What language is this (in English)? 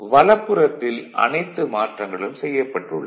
Tamil